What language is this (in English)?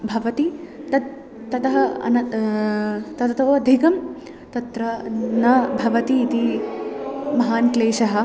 Sanskrit